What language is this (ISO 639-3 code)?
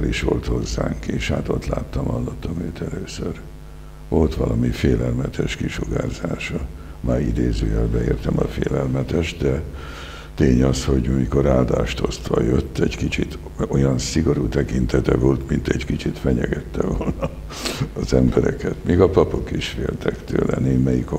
hun